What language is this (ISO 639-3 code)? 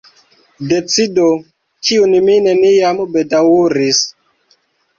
epo